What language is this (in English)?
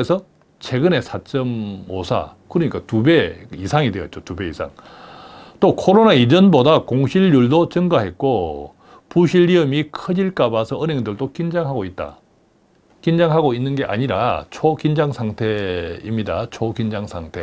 Korean